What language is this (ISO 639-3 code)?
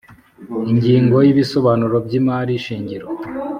kin